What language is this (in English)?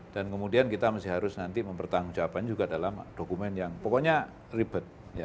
Indonesian